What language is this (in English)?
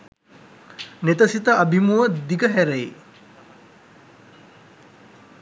Sinhala